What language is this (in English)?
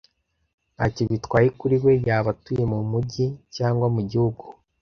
Kinyarwanda